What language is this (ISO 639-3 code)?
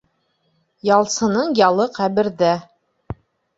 bak